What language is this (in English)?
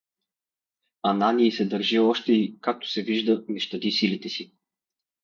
Bulgarian